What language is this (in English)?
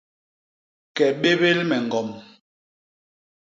Basaa